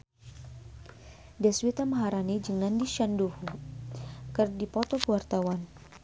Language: Sundanese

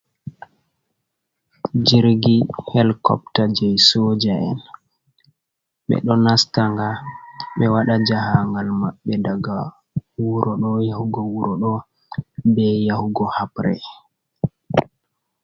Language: Fula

